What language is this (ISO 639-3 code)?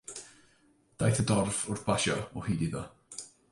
cym